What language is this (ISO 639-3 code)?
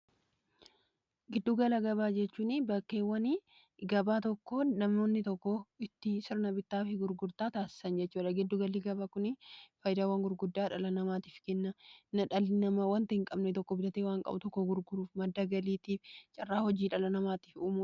orm